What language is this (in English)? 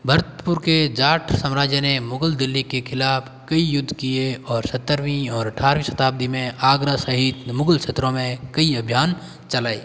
Hindi